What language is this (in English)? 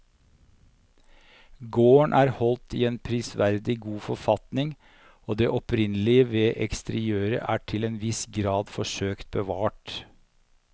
Norwegian